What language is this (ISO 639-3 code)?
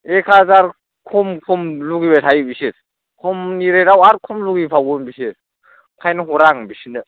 brx